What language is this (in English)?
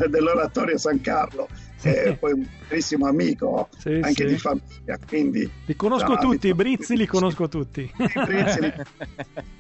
Italian